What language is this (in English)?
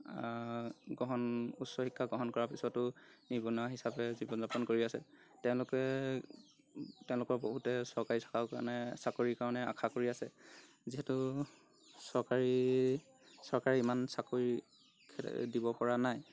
Assamese